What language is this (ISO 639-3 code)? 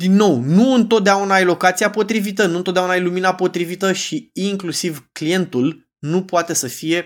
ron